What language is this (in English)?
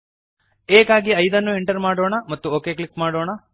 Kannada